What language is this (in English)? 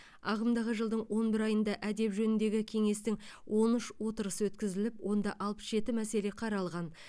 Kazakh